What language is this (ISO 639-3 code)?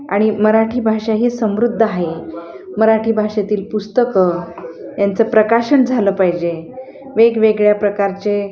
mar